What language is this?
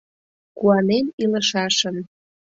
Mari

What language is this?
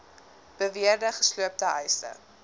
Afrikaans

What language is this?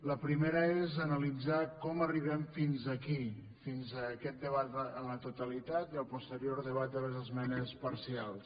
Catalan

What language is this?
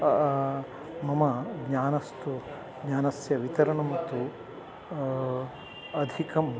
Sanskrit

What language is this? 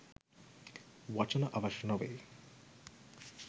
Sinhala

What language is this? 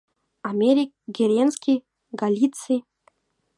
Mari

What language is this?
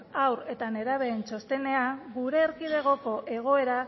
Basque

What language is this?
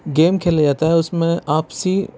Urdu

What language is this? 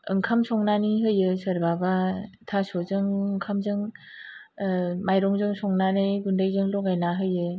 Bodo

